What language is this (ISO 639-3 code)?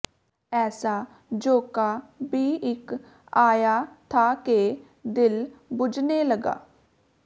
pan